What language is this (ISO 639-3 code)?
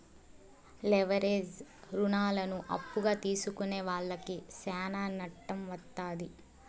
tel